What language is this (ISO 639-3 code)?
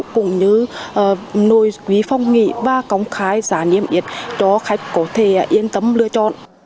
vie